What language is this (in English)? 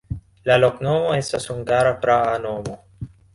Esperanto